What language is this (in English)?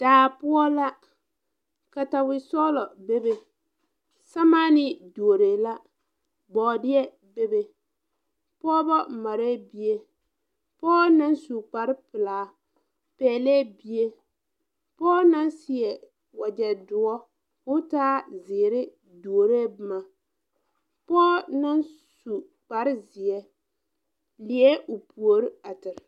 Southern Dagaare